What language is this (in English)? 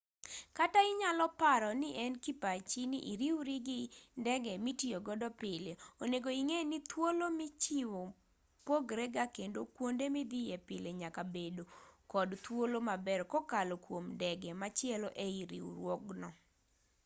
Luo (Kenya and Tanzania)